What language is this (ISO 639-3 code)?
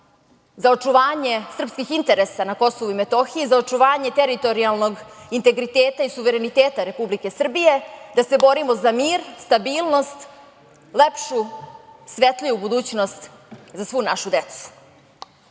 srp